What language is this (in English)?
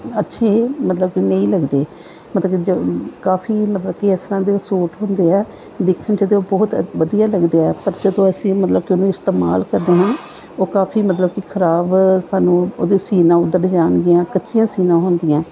Punjabi